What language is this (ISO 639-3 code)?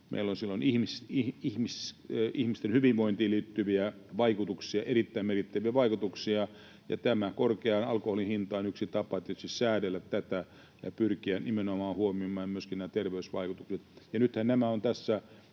fin